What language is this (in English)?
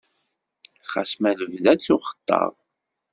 Kabyle